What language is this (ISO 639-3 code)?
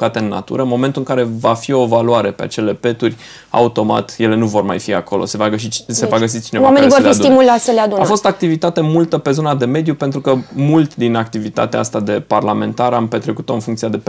ron